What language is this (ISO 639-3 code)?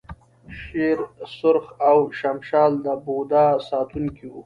pus